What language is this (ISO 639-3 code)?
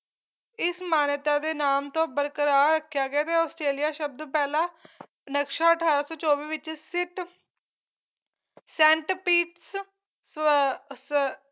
pan